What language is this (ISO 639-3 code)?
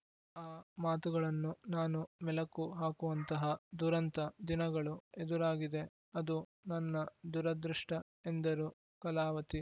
kan